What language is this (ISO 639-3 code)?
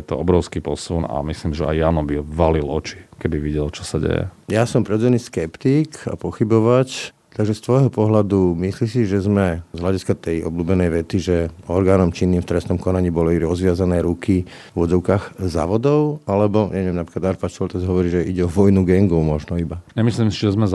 slk